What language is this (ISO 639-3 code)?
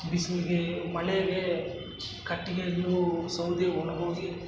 kan